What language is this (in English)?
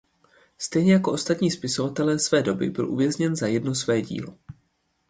Czech